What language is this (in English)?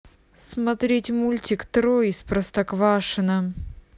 Russian